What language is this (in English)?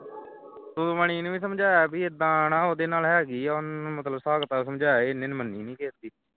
Punjabi